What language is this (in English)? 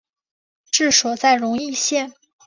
Chinese